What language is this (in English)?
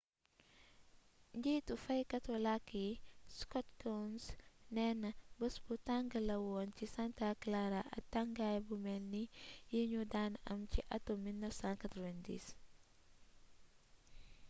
Wolof